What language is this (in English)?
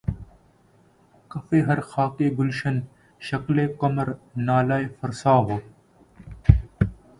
Urdu